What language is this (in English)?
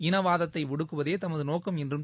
Tamil